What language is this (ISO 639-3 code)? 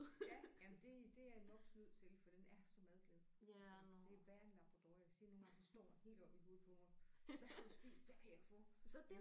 dan